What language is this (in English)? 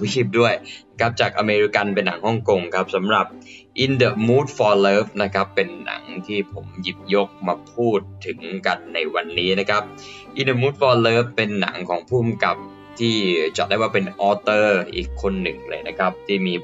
Thai